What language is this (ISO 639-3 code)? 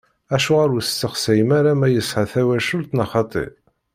kab